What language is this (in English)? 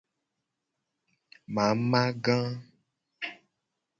Gen